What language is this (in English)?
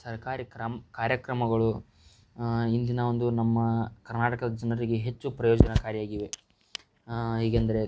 Kannada